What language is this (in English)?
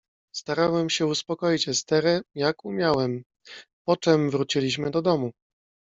Polish